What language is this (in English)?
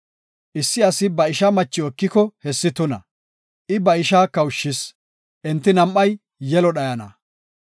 Gofa